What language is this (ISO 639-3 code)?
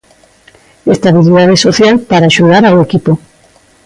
glg